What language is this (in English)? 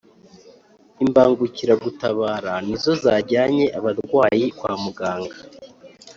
Kinyarwanda